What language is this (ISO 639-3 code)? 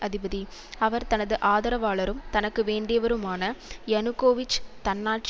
tam